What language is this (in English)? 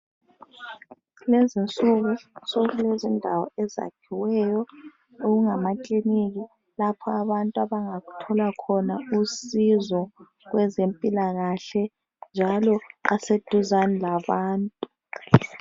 North Ndebele